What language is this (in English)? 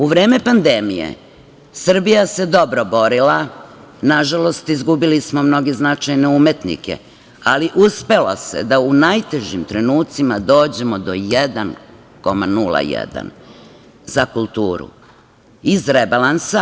Serbian